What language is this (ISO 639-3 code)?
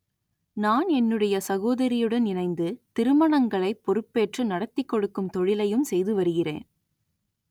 tam